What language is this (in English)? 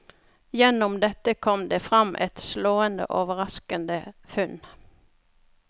Norwegian